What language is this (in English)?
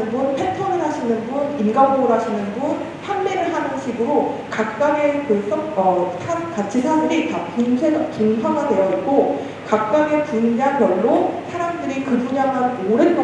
Korean